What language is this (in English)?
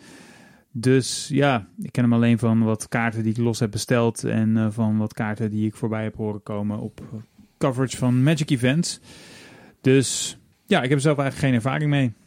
Dutch